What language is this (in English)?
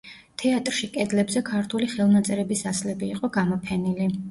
Georgian